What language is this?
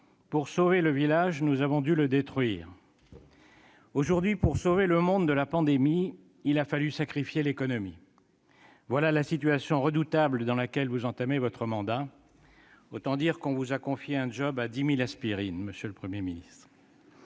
French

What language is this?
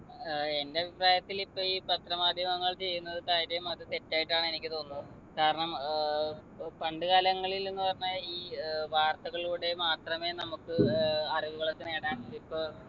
Malayalam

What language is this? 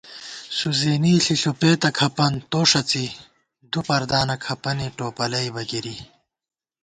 Gawar-Bati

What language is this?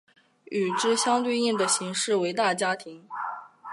Chinese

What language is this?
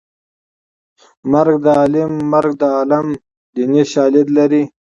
Pashto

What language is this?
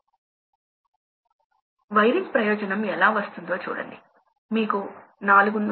Telugu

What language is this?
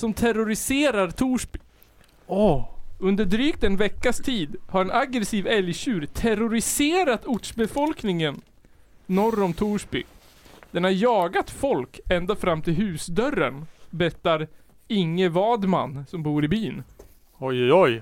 Swedish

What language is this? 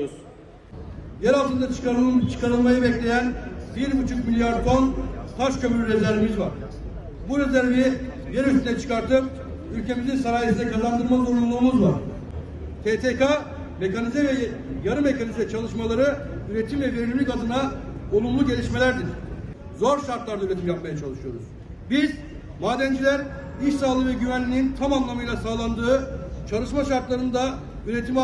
Turkish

